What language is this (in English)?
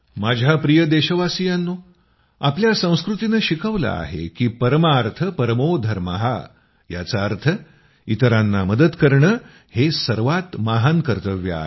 Marathi